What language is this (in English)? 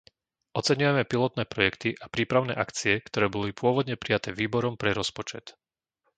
Slovak